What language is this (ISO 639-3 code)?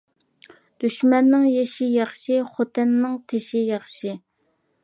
uig